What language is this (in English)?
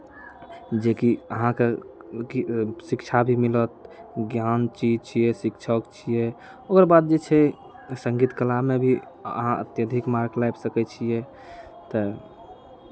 Maithili